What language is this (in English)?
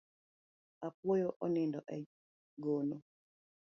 Luo (Kenya and Tanzania)